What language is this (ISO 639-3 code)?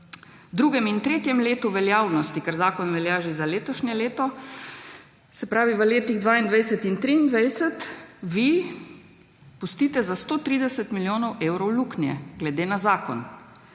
slv